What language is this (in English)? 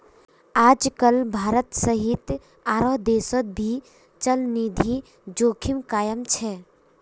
Magahi